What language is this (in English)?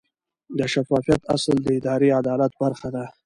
Pashto